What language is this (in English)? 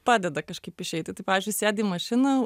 Lithuanian